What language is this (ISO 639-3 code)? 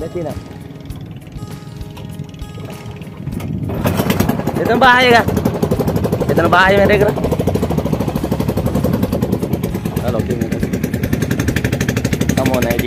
ind